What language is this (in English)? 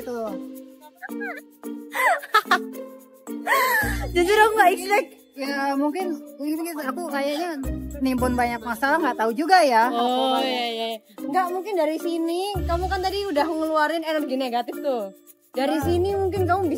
Indonesian